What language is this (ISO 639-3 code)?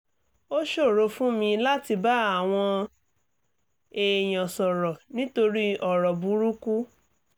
yor